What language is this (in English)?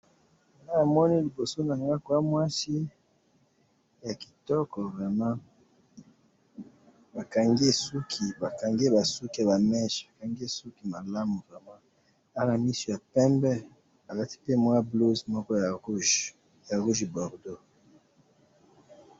Lingala